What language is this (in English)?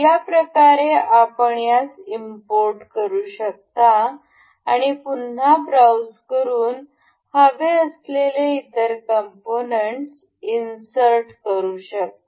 Marathi